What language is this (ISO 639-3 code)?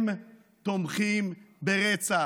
heb